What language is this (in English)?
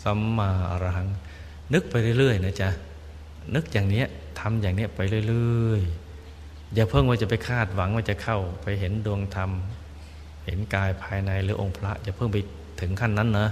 Thai